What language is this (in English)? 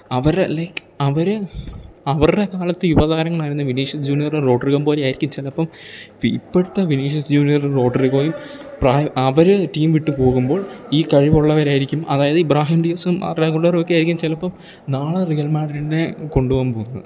Malayalam